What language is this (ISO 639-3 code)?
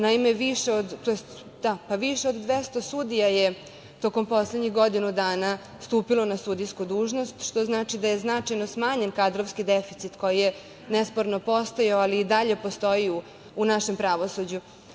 srp